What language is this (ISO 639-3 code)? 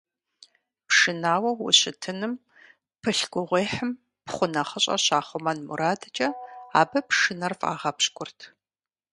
kbd